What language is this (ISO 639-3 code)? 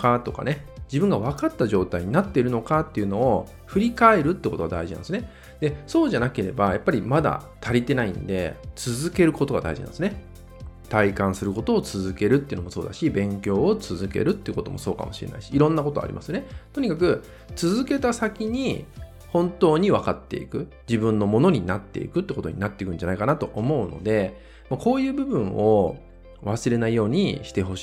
jpn